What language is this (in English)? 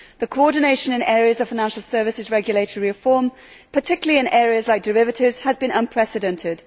English